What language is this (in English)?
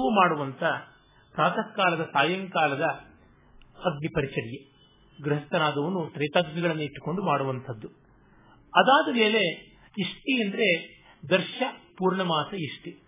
Kannada